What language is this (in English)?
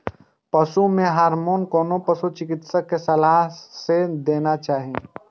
Maithili